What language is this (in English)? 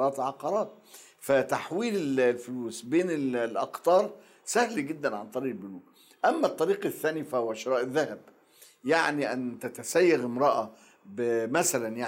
Arabic